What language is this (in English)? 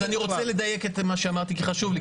Hebrew